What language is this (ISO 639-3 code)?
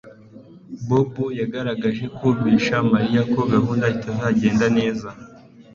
kin